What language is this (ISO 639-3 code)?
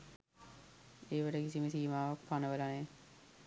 sin